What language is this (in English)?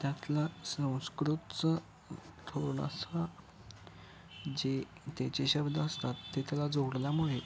Marathi